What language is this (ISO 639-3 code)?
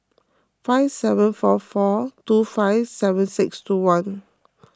eng